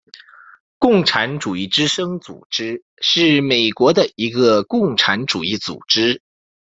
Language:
Chinese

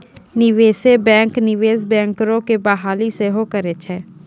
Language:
Maithili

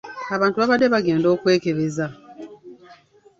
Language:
Ganda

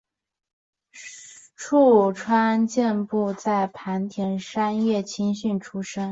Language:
Chinese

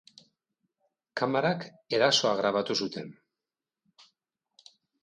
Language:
Basque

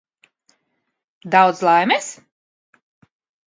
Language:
Latvian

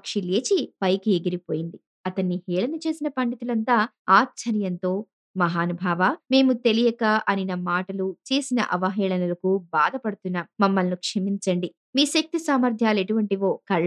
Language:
Telugu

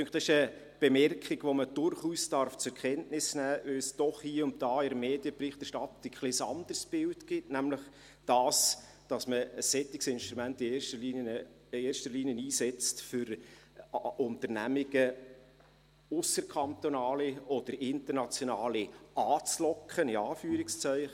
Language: Swiss German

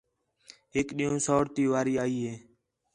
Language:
Khetrani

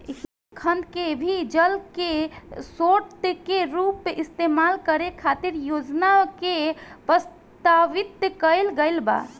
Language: Bhojpuri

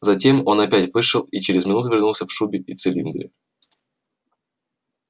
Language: Russian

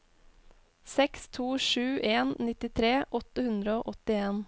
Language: Norwegian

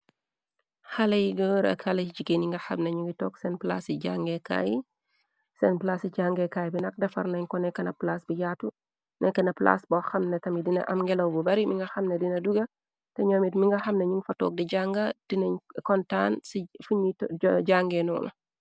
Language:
Wolof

